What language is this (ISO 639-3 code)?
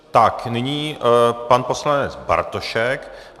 ces